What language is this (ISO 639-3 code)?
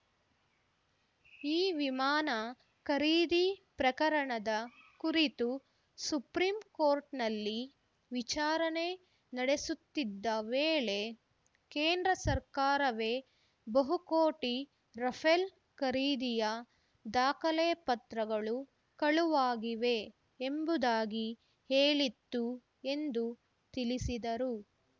kan